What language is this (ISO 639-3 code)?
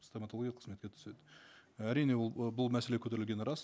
kaz